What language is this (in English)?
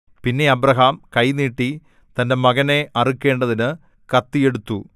Malayalam